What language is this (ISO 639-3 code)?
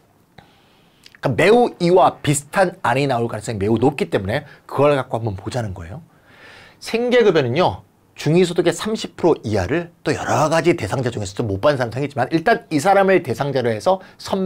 kor